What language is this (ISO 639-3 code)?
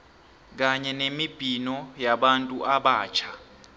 nbl